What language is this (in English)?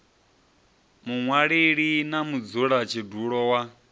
Venda